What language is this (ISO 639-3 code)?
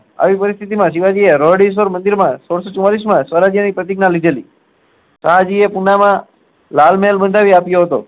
guj